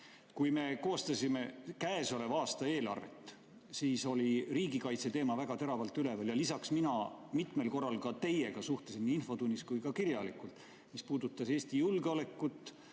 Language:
Estonian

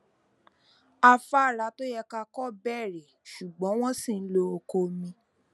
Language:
Yoruba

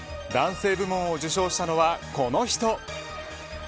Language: Japanese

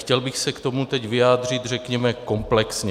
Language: Czech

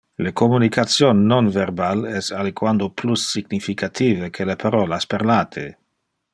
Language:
Interlingua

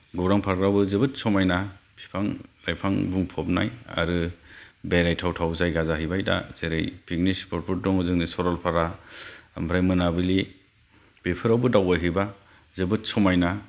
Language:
Bodo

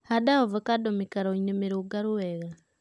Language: Kikuyu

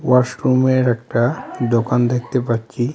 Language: Bangla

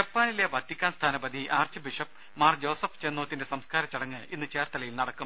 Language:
Malayalam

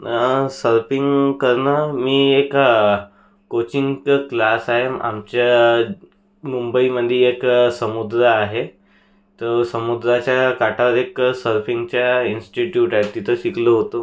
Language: Marathi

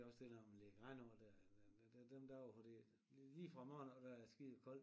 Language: Danish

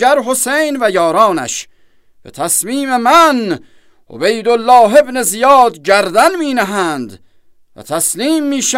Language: Persian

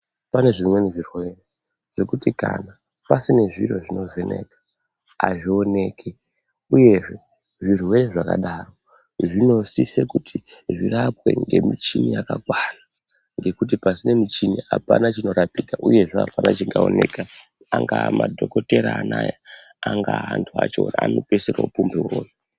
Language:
Ndau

